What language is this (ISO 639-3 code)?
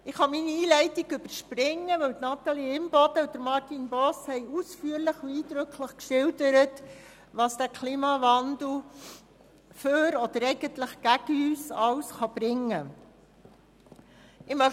gsw